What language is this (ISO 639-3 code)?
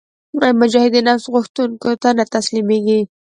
pus